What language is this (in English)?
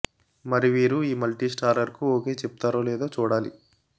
Telugu